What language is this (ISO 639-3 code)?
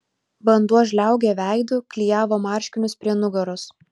lit